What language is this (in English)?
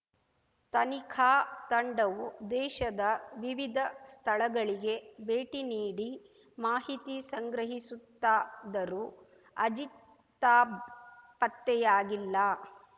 Kannada